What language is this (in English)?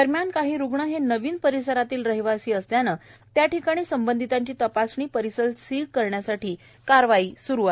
Marathi